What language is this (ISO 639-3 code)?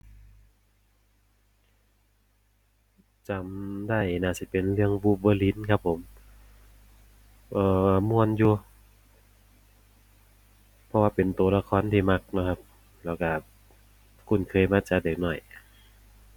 tha